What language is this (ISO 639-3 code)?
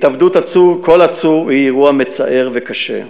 heb